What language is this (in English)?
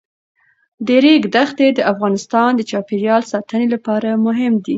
Pashto